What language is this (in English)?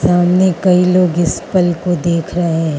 Hindi